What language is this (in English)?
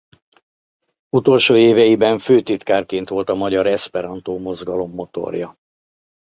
Hungarian